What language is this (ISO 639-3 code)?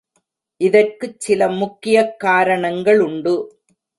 tam